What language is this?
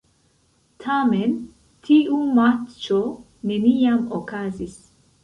Esperanto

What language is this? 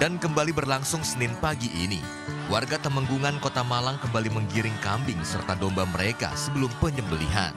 Indonesian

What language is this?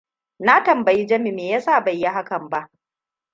Hausa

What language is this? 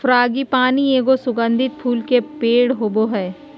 Magahi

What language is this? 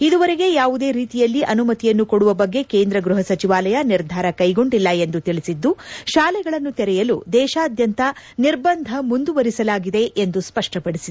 Kannada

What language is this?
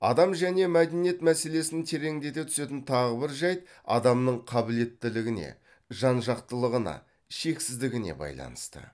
Kazakh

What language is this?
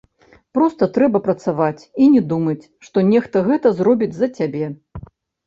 Belarusian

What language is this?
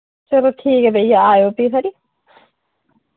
Dogri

